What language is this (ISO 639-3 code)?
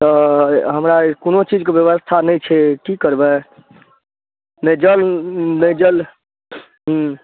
mai